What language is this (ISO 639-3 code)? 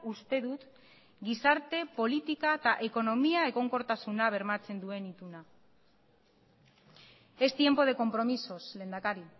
eus